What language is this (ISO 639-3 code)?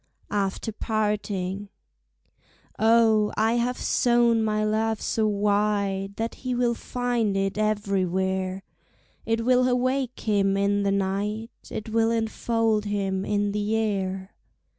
eng